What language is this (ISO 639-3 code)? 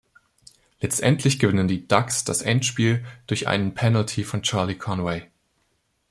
deu